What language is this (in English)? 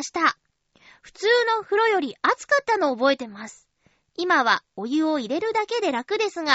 Japanese